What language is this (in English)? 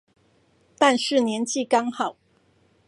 Chinese